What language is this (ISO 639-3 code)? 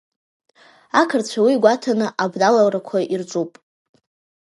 abk